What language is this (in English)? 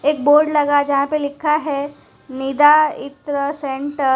Hindi